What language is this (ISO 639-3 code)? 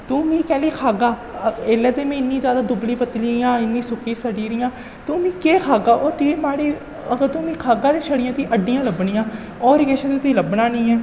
doi